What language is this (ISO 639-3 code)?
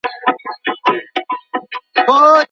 pus